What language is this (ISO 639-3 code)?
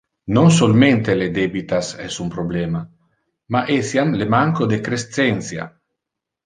ina